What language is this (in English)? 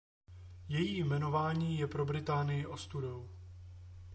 Czech